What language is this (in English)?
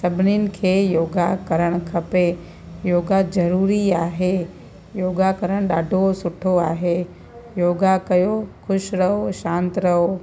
Sindhi